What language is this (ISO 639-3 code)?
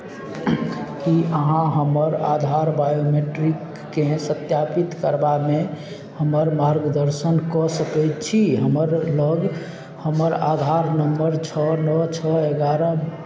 mai